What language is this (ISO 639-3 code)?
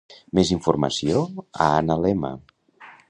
cat